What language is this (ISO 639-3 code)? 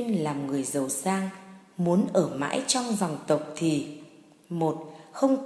vie